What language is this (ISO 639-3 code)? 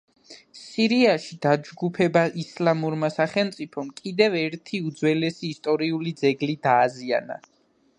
kat